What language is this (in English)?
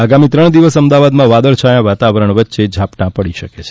Gujarati